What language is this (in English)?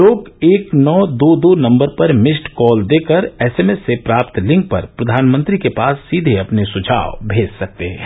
Hindi